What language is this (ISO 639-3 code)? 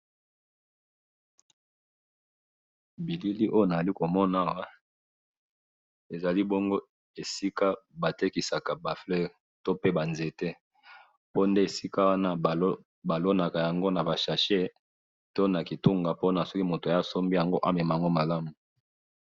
lin